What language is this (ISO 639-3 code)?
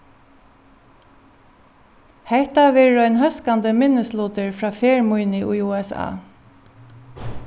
fao